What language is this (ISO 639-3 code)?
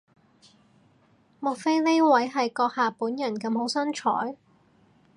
yue